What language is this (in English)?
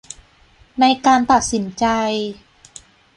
Thai